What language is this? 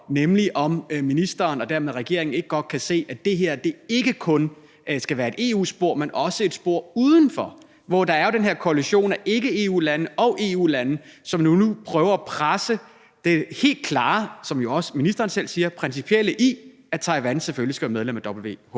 Danish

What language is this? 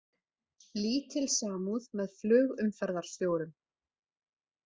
Icelandic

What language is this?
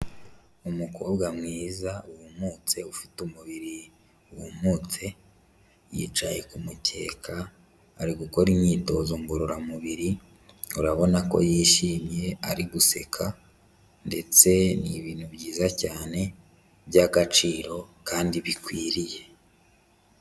Kinyarwanda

